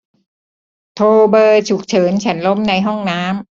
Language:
Thai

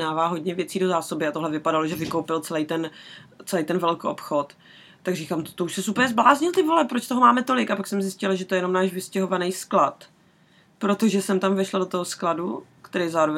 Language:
Czech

